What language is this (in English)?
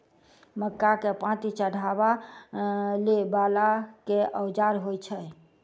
Maithili